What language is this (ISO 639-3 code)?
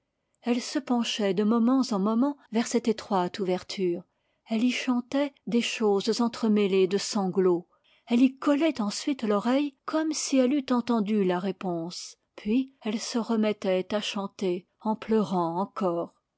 fra